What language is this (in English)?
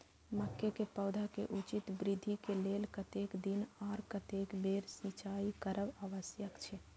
Maithili